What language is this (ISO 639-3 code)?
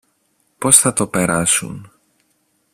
ell